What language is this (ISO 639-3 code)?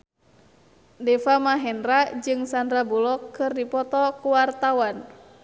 sun